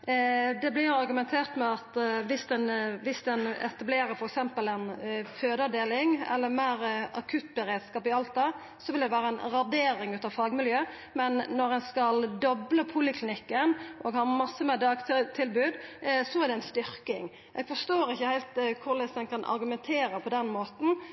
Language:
Norwegian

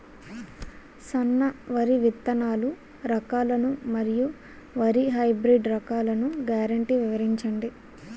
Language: Telugu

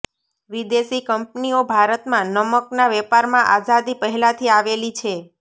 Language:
Gujarati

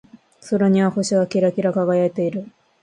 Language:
Japanese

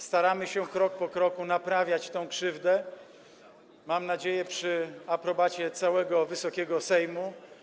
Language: Polish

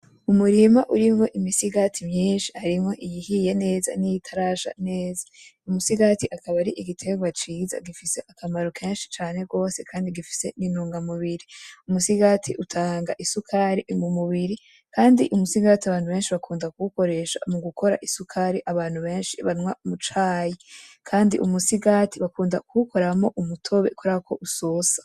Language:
Rundi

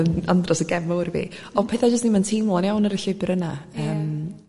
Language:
Welsh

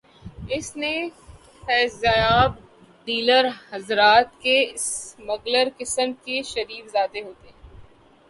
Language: Urdu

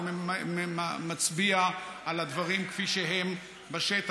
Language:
Hebrew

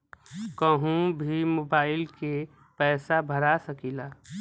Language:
Bhojpuri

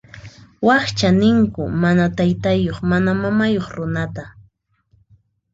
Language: Puno Quechua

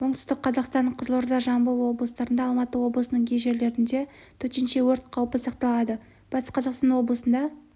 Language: Kazakh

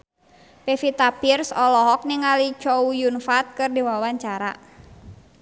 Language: Sundanese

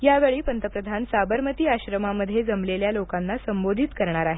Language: Marathi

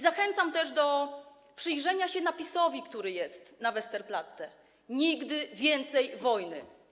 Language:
Polish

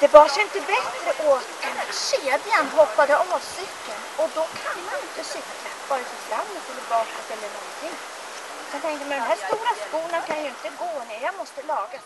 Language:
Swedish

